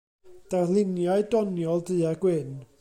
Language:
Welsh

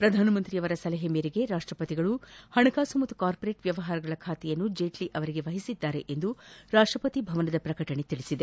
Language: Kannada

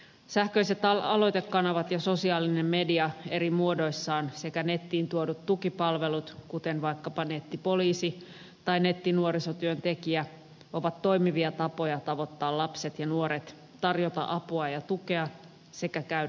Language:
Finnish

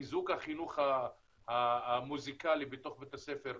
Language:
Hebrew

